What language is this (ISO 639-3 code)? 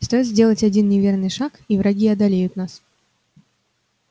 rus